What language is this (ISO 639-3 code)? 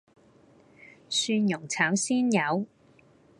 yue